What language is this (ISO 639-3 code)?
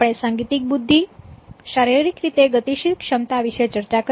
guj